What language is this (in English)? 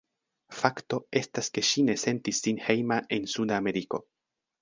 Esperanto